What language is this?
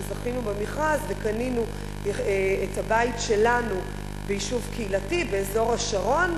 Hebrew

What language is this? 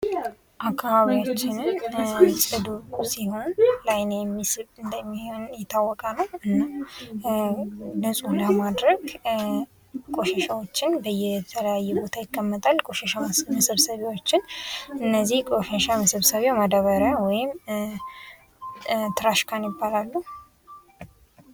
Amharic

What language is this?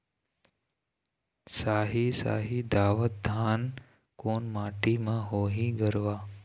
Chhattisgarhi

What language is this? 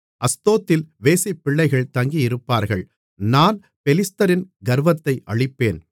Tamil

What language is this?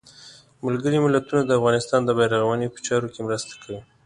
Pashto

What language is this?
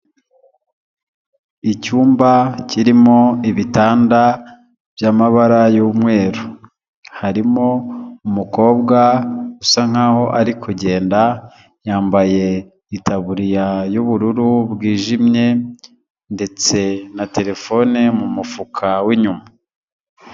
Kinyarwanda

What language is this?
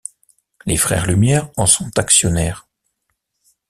French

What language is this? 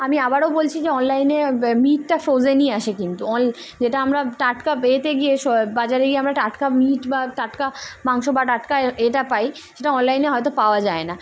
Bangla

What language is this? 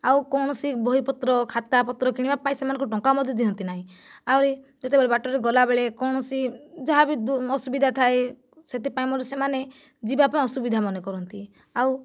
Odia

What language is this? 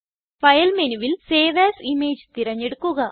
Malayalam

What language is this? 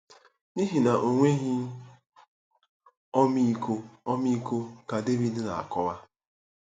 Igbo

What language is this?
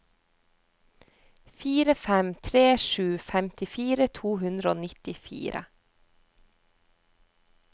Norwegian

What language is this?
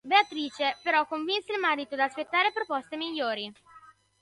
Italian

